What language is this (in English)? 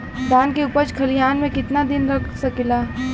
Bhojpuri